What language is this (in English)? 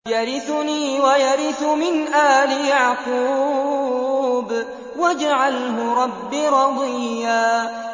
Arabic